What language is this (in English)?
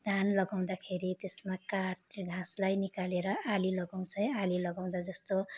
Nepali